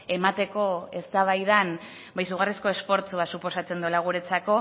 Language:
Basque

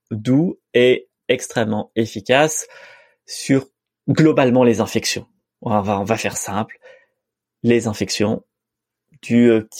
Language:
French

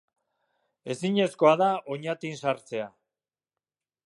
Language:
Basque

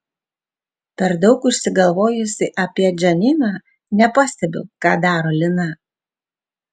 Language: Lithuanian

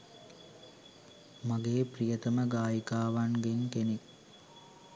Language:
Sinhala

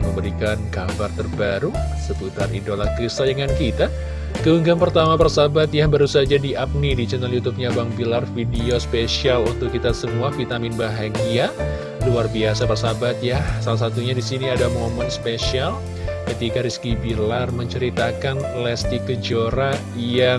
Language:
Indonesian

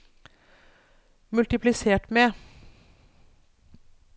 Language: Norwegian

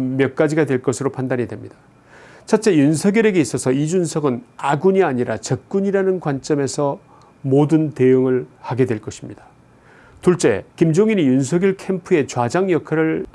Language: Korean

